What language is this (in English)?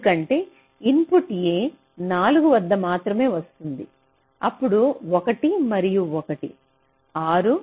Telugu